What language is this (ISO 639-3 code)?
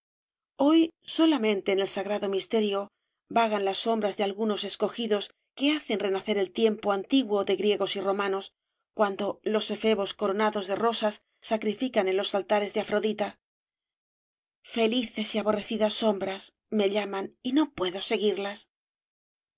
spa